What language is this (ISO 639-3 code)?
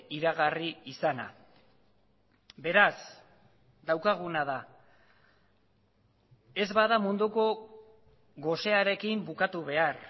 eus